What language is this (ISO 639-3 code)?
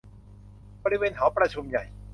tha